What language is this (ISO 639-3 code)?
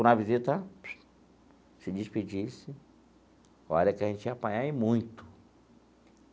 por